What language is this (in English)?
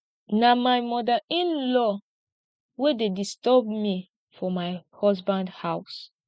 Nigerian Pidgin